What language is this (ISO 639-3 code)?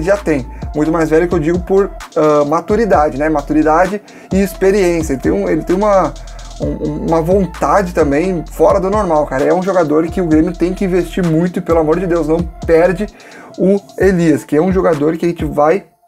por